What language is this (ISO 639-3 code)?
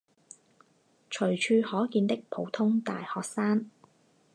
zho